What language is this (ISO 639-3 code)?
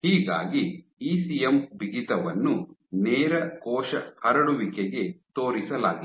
kan